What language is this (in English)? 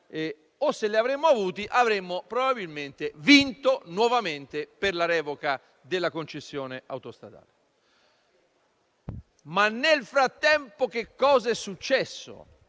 Italian